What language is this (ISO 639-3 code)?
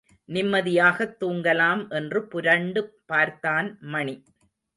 tam